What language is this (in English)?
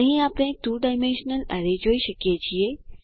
Gujarati